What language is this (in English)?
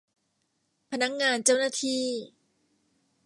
Thai